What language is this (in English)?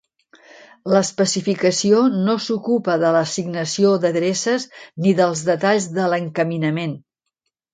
Catalan